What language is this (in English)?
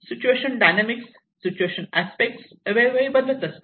Marathi